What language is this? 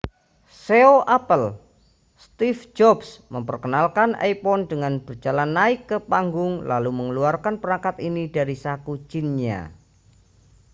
Indonesian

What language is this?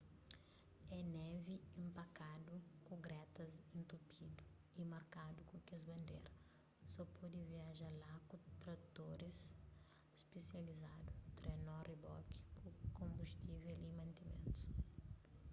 Kabuverdianu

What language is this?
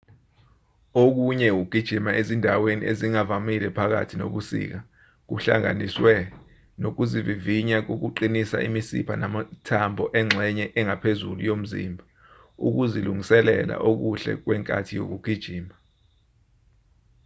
Zulu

